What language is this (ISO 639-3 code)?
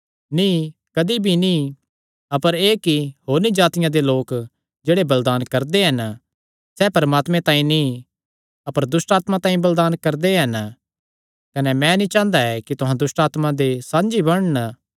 xnr